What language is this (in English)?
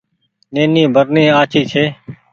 Goaria